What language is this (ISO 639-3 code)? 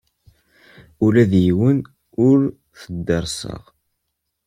kab